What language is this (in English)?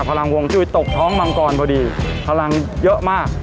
Thai